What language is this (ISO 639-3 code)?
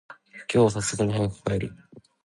jpn